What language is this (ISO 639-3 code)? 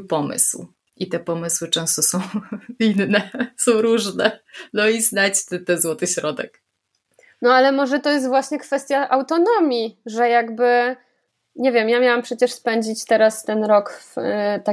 pol